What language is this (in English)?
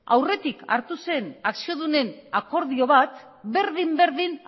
Basque